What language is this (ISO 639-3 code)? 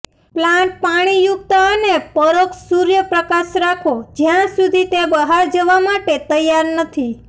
guj